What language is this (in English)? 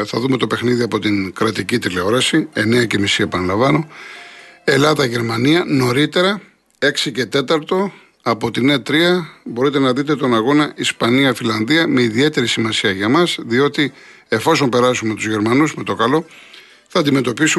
Greek